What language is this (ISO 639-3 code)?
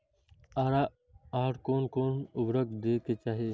mai